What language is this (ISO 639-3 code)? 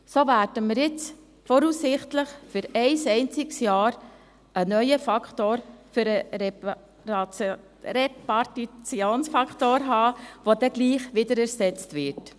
gsw